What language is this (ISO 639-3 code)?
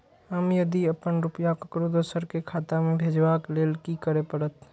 mai